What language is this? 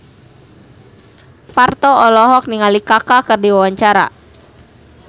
Sundanese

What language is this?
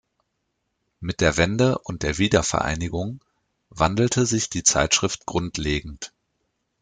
German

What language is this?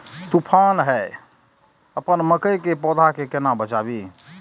Maithili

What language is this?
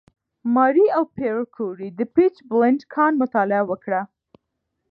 Pashto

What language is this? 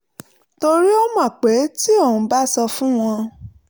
Yoruba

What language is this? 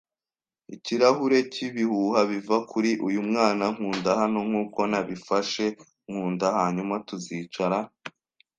Kinyarwanda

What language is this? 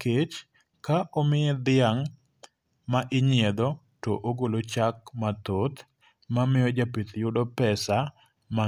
Luo (Kenya and Tanzania)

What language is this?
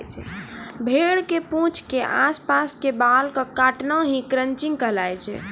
Maithili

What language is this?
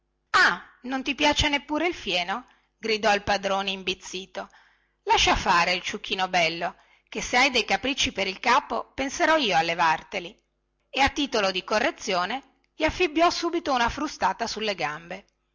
Italian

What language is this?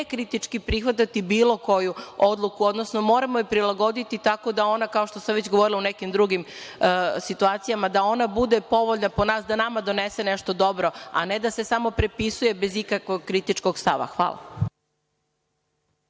Serbian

